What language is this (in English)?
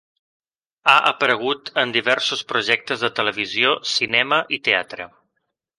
Catalan